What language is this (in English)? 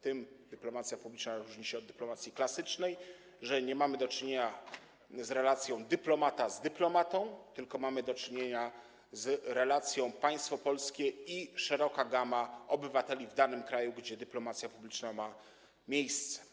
Polish